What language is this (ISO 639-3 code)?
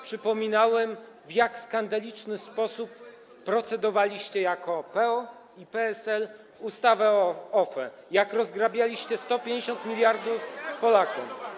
pol